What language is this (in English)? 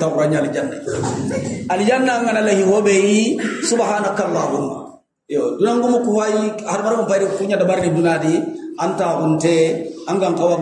Indonesian